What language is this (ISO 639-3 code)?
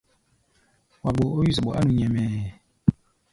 gba